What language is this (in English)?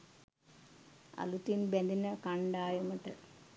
Sinhala